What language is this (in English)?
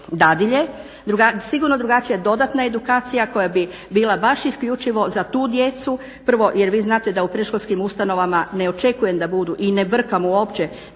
Croatian